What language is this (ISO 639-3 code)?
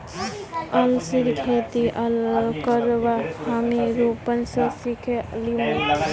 mag